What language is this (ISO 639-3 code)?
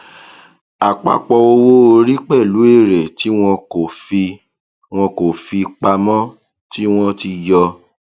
yor